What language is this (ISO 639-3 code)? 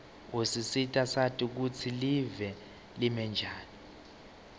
ssw